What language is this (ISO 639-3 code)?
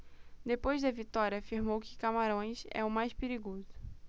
por